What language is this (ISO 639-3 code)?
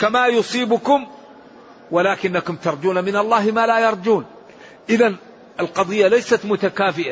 ara